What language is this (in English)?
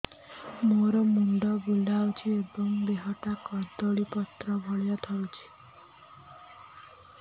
Odia